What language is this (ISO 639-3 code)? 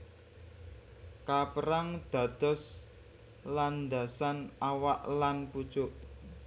jav